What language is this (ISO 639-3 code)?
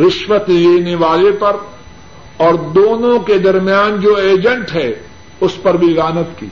urd